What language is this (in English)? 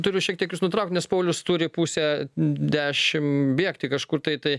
Lithuanian